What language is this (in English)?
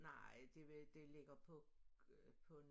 Danish